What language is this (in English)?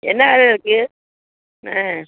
Tamil